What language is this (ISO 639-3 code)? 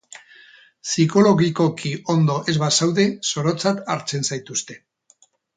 eus